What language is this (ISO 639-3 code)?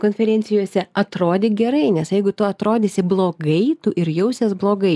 lit